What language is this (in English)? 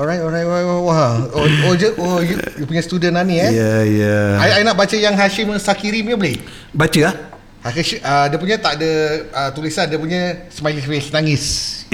Malay